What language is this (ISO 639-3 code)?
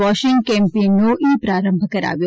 guj